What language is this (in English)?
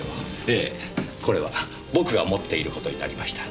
Japanese